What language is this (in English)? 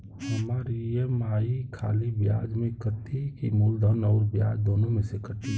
Bhojpuri